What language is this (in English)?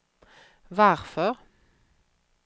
Swedish